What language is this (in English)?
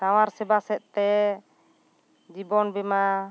Santali